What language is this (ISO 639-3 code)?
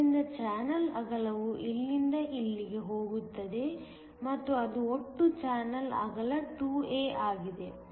kan